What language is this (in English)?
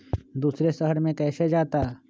Magahi